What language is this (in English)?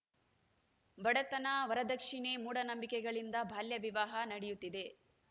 Kannada